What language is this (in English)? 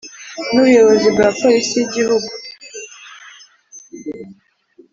Kinyarwanda